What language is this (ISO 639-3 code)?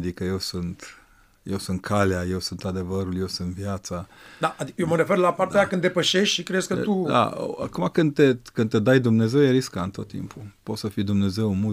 ron